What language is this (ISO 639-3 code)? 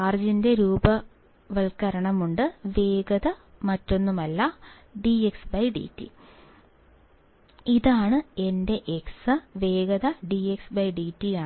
mal